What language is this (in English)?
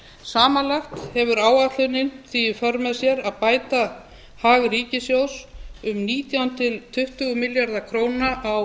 Icelandic